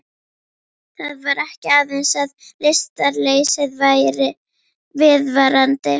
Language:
Icelandic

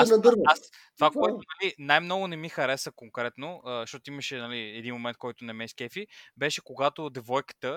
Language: Bulgarian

